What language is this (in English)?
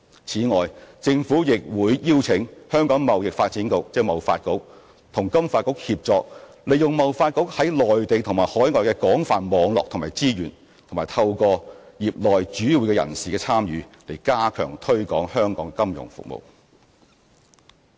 Cantonese